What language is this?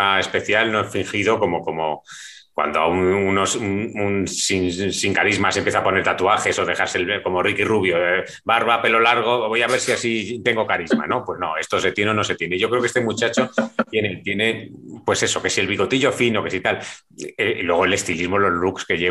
Spanish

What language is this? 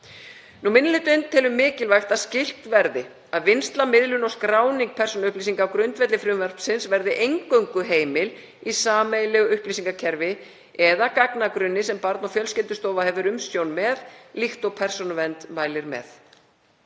Icelandic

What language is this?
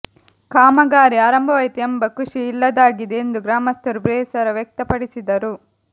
Kannada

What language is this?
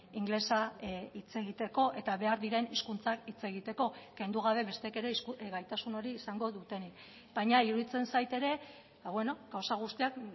Basque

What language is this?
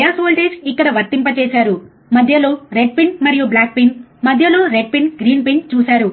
Telugu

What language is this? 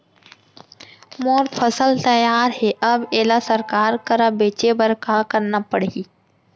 Chhattisgarhi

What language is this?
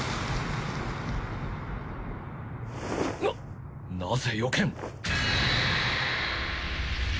Japanese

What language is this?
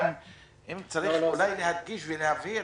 Hebrew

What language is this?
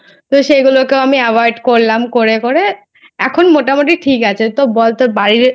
Bangla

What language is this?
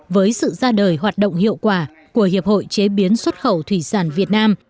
Vietnamese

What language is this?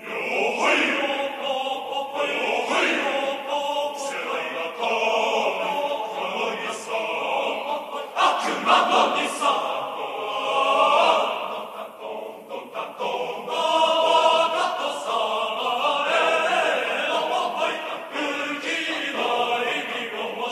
Romanian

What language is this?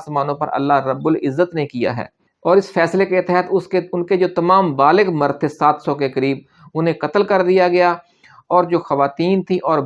Urdu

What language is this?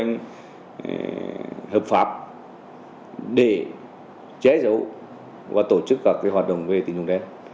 Vietnamese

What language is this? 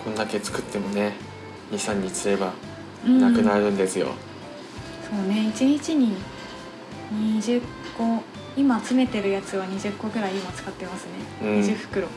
Japanese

